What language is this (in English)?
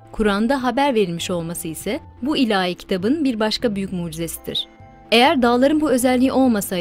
Turkish